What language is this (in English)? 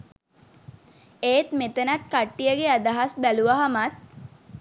Sinhala